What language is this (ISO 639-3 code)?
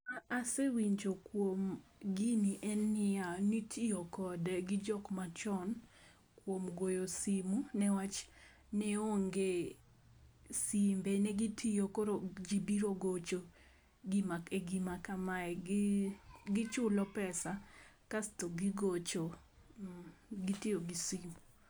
luo